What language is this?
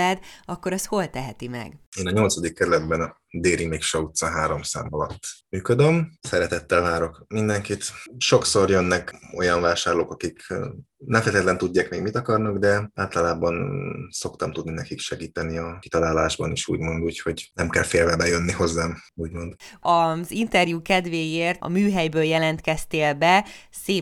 Hungarian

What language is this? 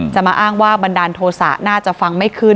Thai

